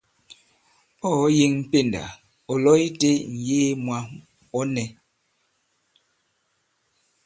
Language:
Bankon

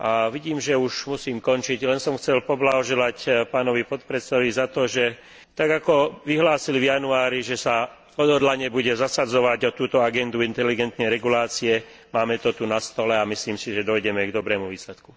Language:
Slovak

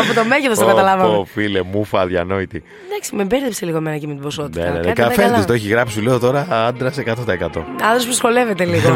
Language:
Greek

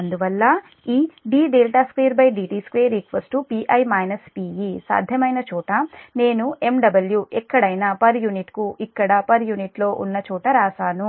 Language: Telugu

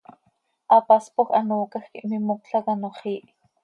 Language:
Seri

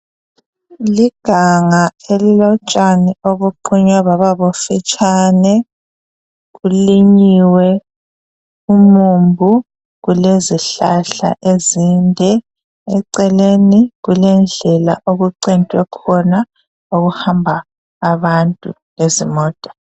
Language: North Ndebele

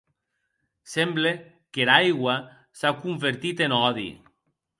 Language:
Occitan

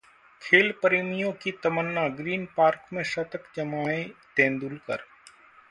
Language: Hindi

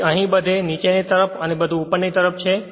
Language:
Gujarati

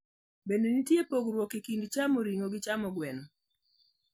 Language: Luo (Kenya and Tanzania)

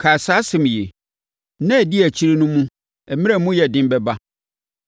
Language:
Akan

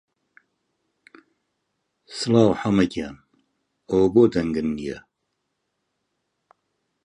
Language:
Central Kurdish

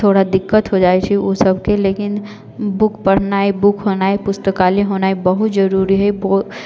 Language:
Maithili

